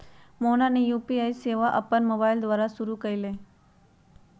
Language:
Magahi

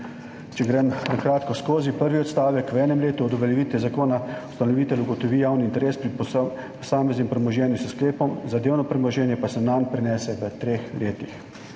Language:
Slovenian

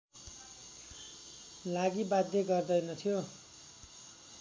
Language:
Nepali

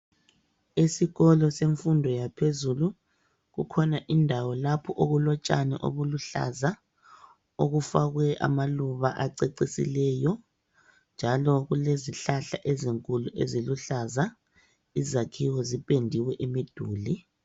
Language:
North Ndebele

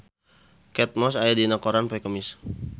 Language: Sundanese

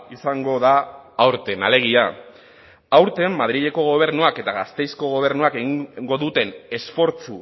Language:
Basque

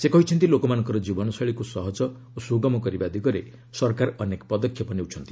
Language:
Odia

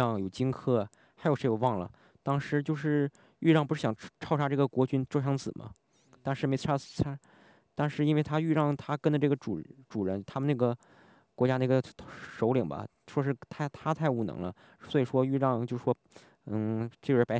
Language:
Chinese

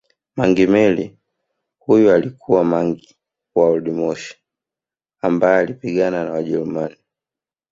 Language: Swahili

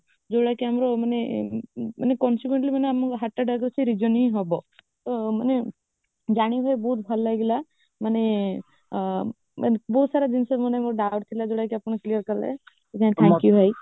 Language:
Odia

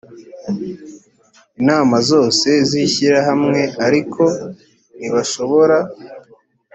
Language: Kinyarwanda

